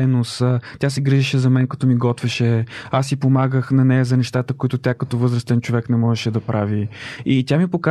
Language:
Bulgarian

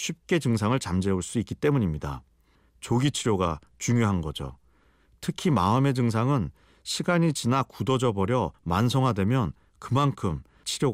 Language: Korean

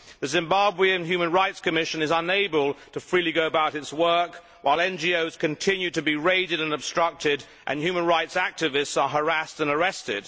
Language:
English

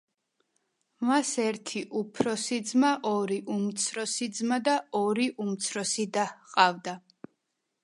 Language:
Georgian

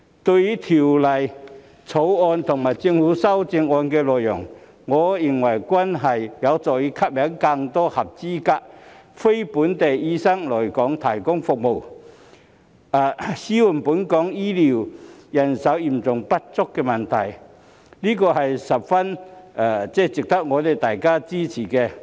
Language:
Cantonese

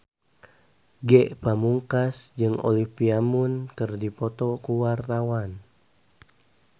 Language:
Sundanese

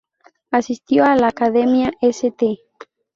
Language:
Spanish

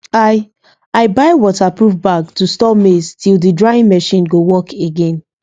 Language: Nigerian Pidgin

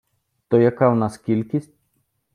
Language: Ukrainian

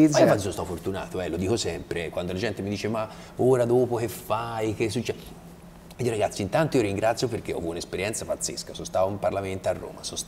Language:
Italian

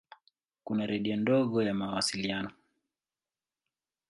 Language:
Swahili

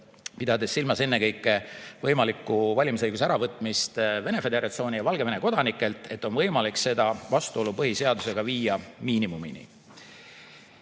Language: Estonian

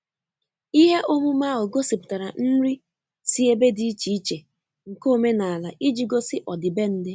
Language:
Igbo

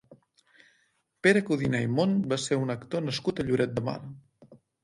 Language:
Catalan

